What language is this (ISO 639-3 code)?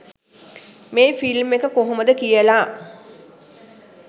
sin